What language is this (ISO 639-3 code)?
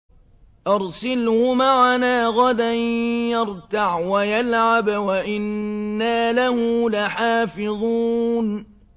ara